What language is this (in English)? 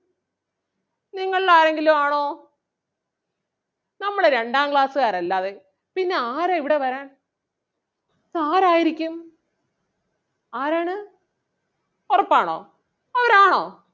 Malayalam